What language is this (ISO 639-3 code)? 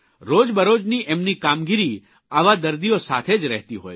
guj